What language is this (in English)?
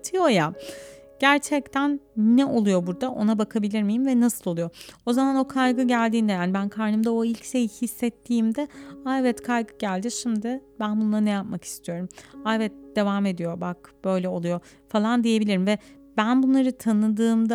Turkish